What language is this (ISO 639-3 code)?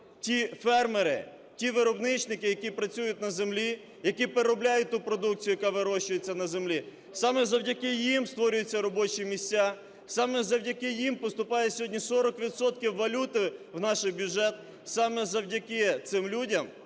ukr